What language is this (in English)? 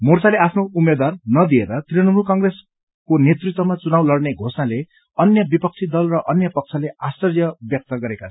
Nepali